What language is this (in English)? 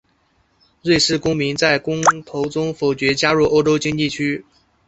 Chinese